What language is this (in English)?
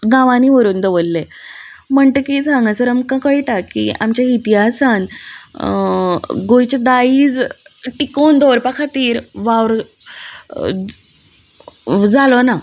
Konkani